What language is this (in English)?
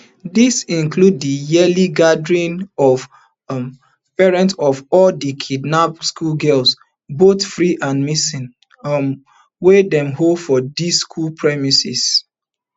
Nigerian Pidgin